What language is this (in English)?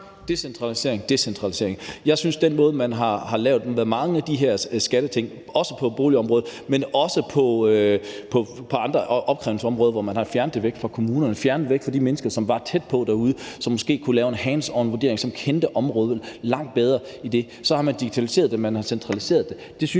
Danish